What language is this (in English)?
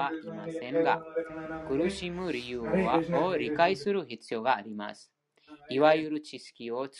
Japanese